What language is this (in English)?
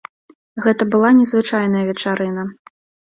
Belarusian